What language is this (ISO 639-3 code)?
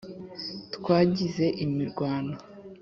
kin